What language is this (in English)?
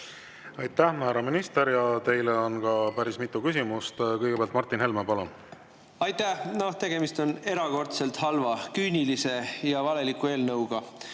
Estonian